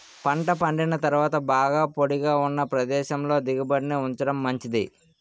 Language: Telugu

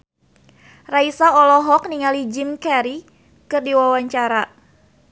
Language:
Sundanese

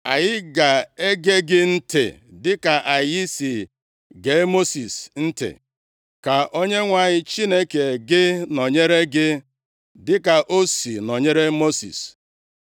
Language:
Igbo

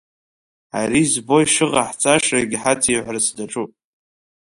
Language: Abkhazian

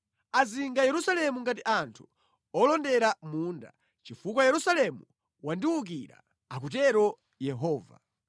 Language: Nyanja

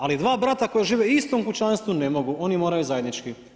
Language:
Croatian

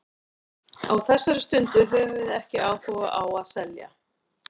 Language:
Icelandic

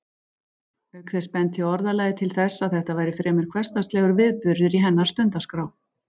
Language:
Icelandic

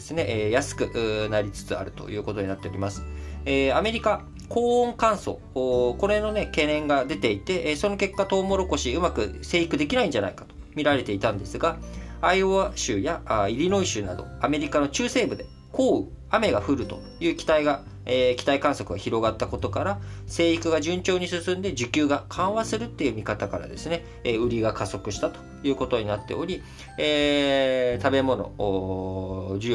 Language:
Japanese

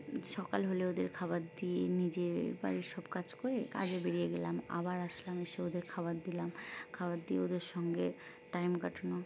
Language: Bangla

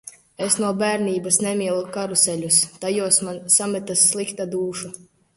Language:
Latvian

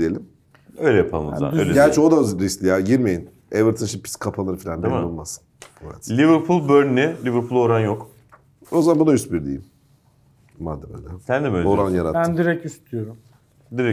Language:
Turkish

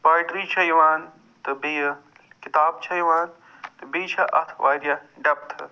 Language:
Kashmiri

